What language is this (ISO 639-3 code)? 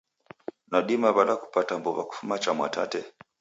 dav